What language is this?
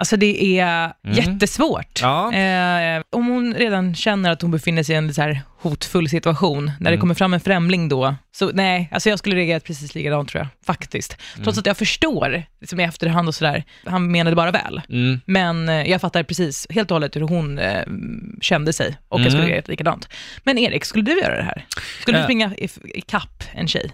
Swedish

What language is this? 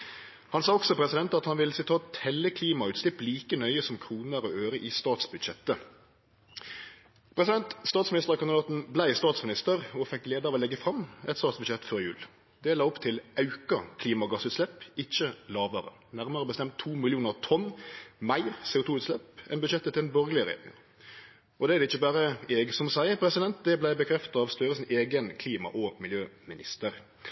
Norwegian Nynorsk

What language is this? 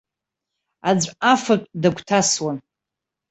Abkhazian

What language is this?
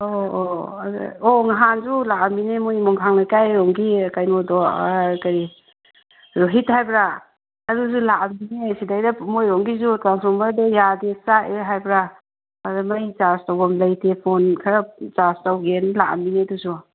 Manipuri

